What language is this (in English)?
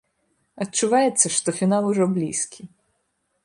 Belarusian